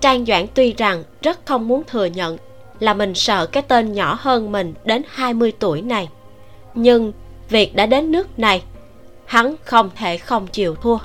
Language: Vietnamese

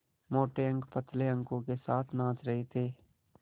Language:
Hindi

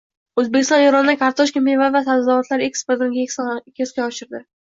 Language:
Uzbek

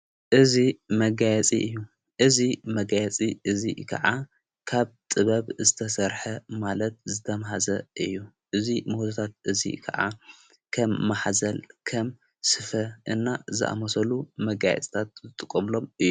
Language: Tigrinya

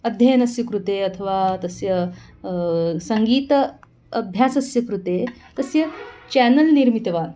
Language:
Sanskrit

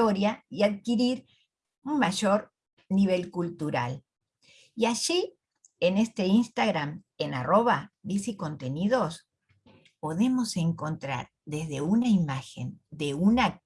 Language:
Spanish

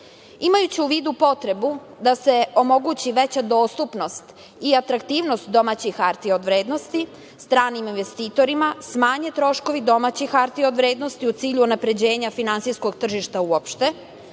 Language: Serbian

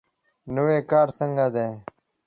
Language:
Pashto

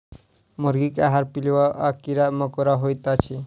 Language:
Maithili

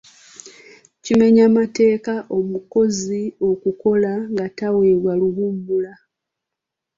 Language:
Ganda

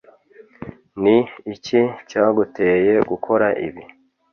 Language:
Kinyarwanda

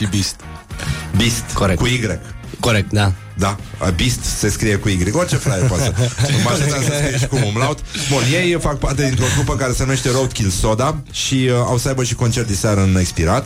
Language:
Romanian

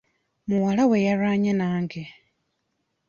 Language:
Ganda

